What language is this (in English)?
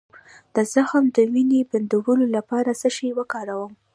Pashto